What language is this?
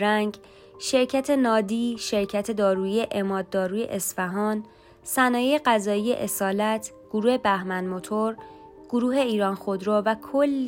Persian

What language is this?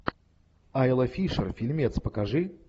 Russian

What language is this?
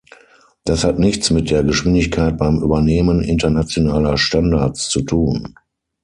German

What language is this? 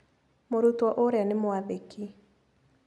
Kikuyu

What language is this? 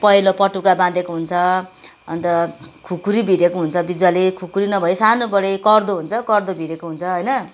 Nepali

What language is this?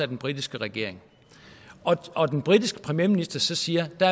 Danish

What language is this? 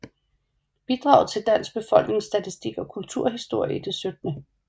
Danish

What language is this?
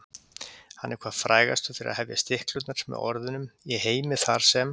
Icelandic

